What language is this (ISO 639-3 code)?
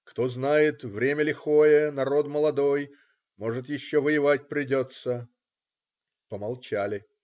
rus